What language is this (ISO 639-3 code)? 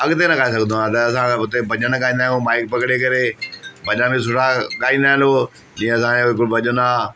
snd